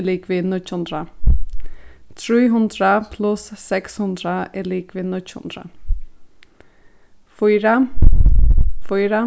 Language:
Faroese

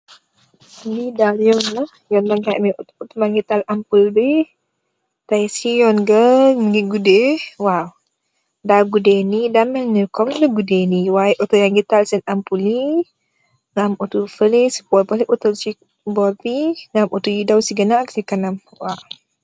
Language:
Wolof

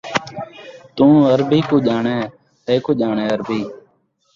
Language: Saraiki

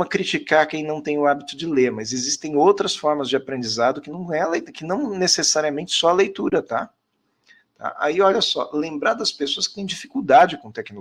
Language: Portuguese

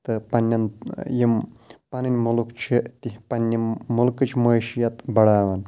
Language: Kashmiri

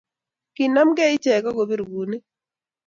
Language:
Kalenjin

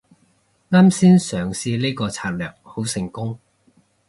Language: Cantonese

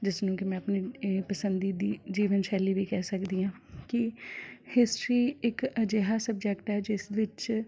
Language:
Punjabi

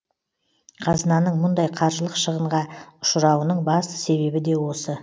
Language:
Kazakh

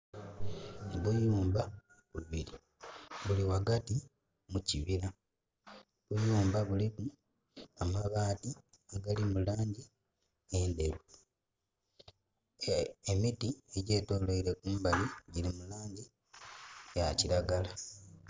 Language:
Soga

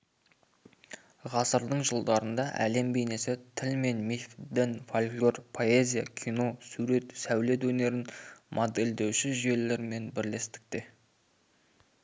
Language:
Kazakh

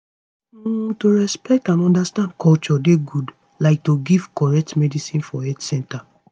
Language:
Nigerian Pidgin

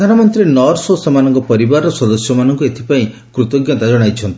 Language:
Odia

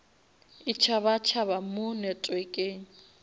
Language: Northern Sotho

